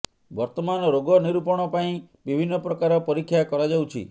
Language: Odia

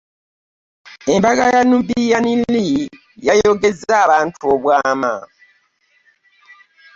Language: Ganda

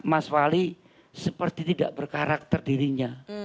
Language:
Indonesian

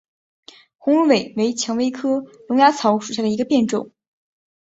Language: Chinese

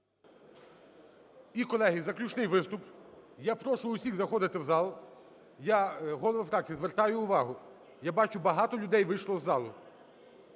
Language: Ukrainian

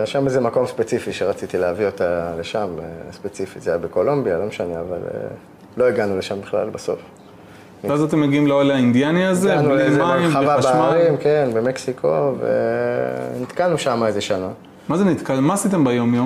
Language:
Hebrew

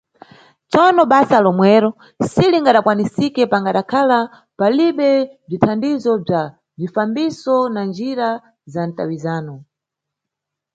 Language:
Nyungwe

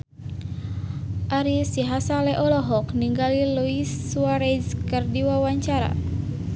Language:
Sundanese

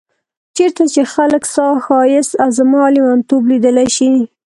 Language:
Pashto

